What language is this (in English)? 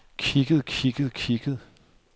Danish